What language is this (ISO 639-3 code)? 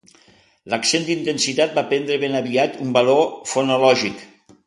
cat